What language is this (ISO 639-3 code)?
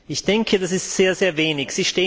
deu